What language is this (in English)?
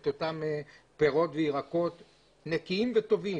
Hebrew